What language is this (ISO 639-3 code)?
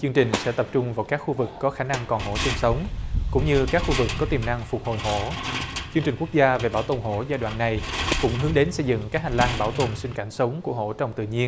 vie